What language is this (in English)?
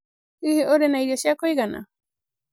Kikuyu